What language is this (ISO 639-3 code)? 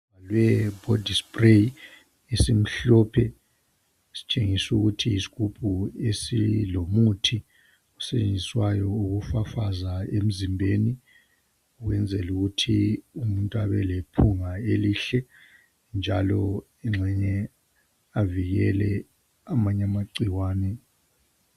nde